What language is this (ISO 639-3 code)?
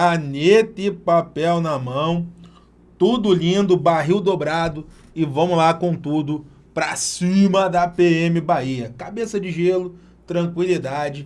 por